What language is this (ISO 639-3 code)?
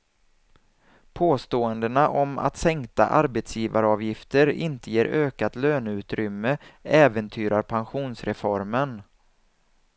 swe